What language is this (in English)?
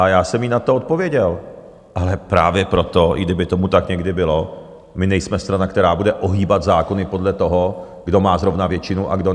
Czech